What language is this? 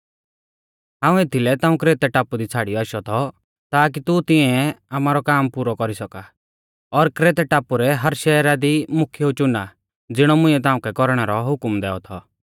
Mahasu Pahari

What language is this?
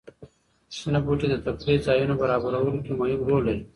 Pashto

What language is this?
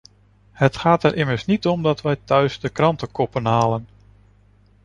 Dutch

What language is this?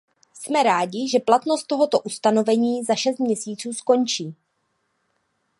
Czech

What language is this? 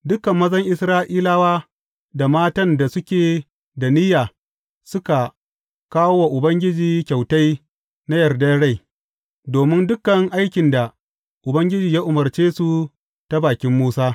Hausa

